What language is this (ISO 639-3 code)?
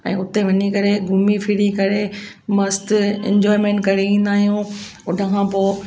snd